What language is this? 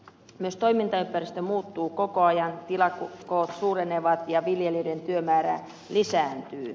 Finnish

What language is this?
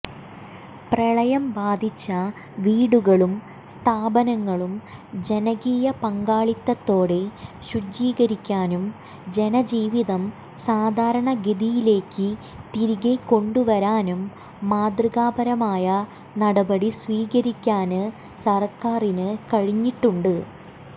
Malayalam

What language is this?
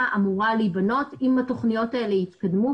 Hebrew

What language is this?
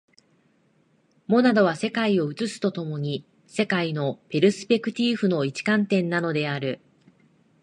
Japanese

